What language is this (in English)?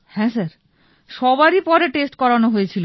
Bangla